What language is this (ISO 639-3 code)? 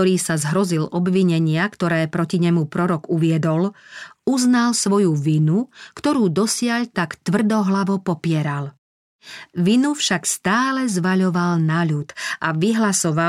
slk